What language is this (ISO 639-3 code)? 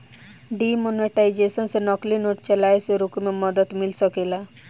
bho